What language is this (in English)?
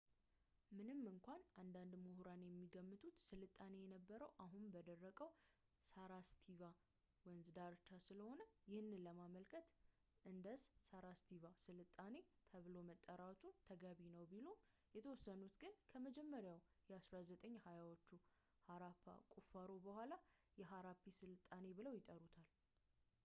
Amharic